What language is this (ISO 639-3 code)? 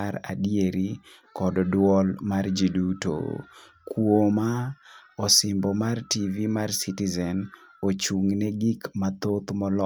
luo